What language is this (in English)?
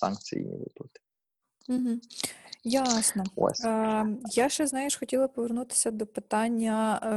Ukrainian